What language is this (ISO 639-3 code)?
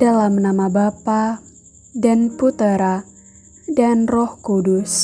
ind